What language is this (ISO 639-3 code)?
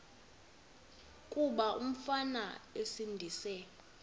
xho